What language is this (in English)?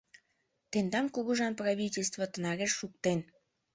Mari